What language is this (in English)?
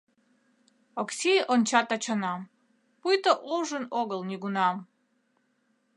Mari